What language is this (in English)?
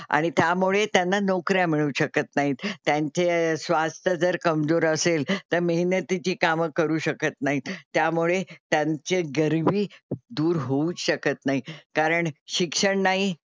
Marathi